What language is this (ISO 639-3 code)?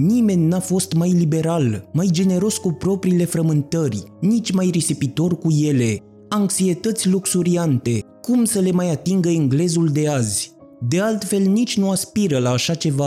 ron